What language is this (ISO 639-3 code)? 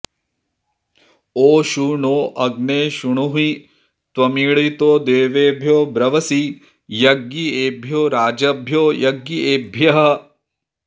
san